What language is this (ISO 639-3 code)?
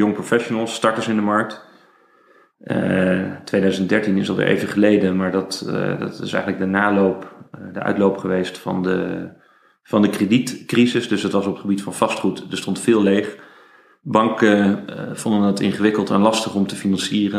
nld